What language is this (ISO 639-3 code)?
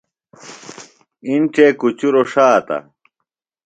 phl